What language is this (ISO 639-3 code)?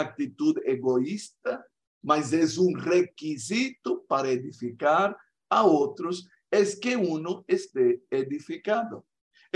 spa